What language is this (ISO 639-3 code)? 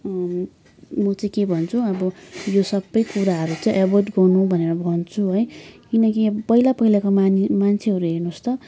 nep